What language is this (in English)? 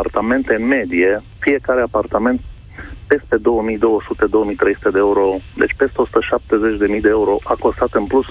Romanian